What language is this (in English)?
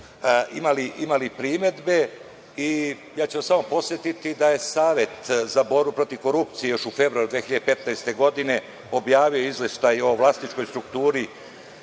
Serbian